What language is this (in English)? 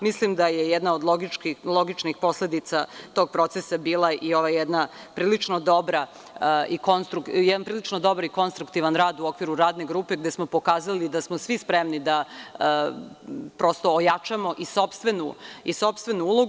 Serbian